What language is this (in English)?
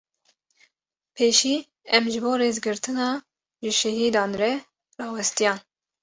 Kurdish